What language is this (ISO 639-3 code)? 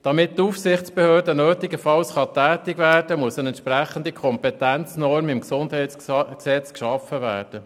gsw